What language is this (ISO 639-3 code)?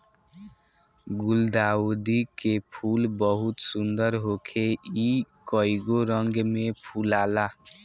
bho